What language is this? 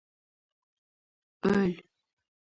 Uzbek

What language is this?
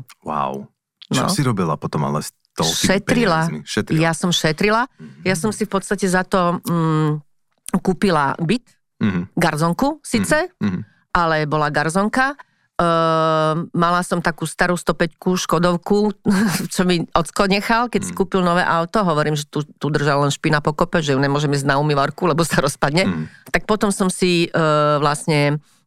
Slovak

